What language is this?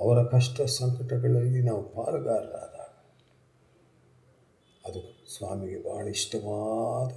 Kannada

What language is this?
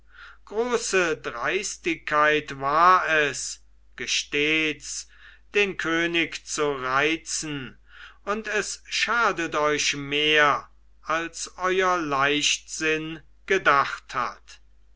German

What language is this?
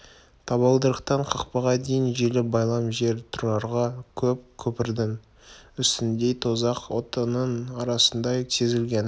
Kazakh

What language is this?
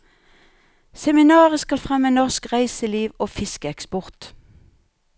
Norwegian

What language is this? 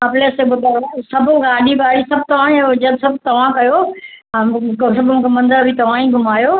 Sindhi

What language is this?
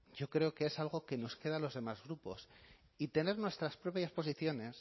Spanish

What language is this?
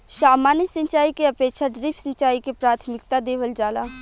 Bhojpuri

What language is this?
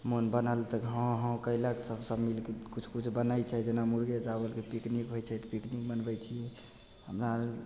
Maithili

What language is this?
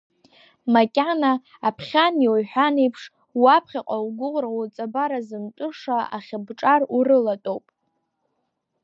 Abkhazian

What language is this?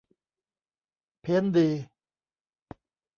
Thai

